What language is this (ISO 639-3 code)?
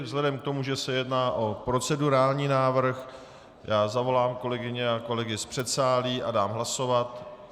ces